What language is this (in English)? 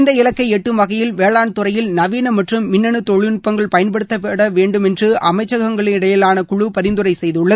Tamil